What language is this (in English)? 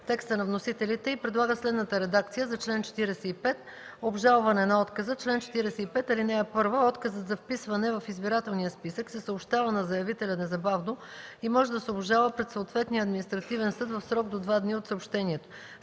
Bulgarian